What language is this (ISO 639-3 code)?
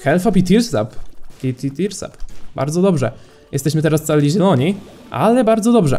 pol